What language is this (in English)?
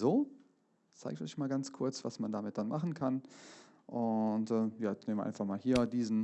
German